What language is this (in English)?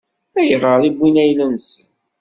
Kabyle